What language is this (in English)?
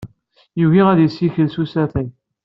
Kabyle